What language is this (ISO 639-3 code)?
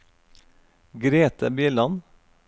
nor